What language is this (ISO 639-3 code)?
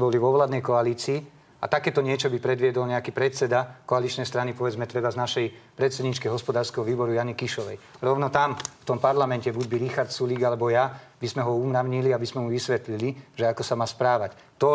slk